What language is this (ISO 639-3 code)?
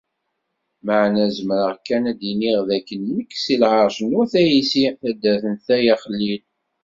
kab